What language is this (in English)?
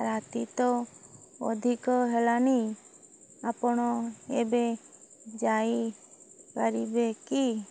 Odia